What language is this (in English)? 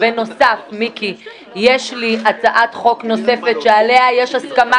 Hebrew